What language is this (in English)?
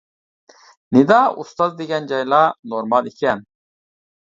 Uyghur